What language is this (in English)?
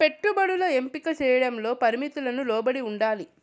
Telugu